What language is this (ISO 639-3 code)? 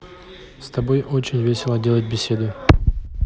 rus